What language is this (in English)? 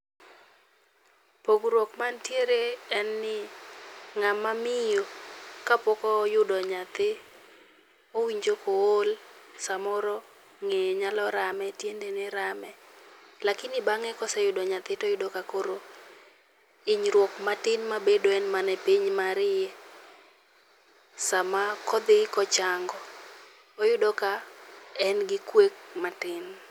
Luo (Kenya and Tanzania)